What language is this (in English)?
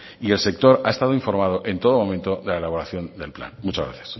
Spanish